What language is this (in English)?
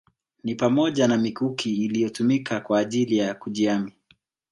Swahili